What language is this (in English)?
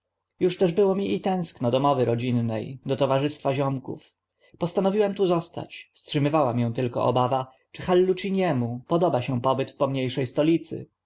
Polish